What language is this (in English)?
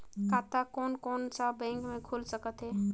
Chhattisgarhi